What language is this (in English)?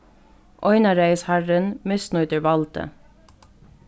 Faroese